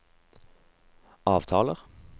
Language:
Norwegian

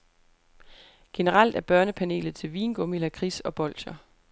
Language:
Danish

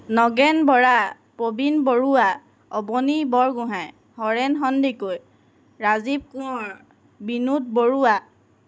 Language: Assamese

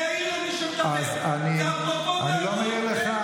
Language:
Hebrew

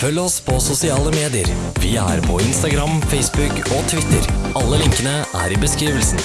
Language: Norwegian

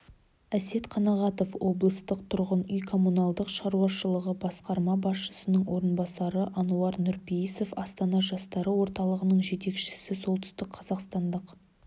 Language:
Kazakh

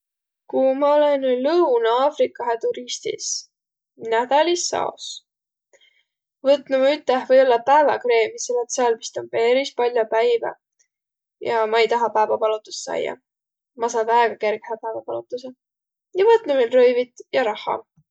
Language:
Võro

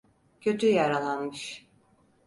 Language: Turkish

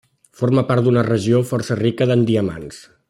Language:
Catalan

